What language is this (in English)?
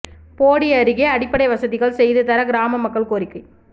Tamil